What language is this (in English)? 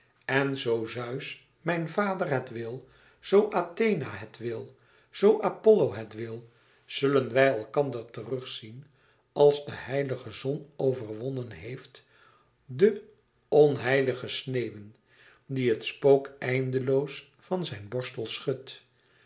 Dutch